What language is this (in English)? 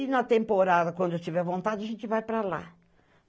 Portuguese